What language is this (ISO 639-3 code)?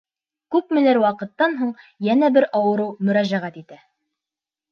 bak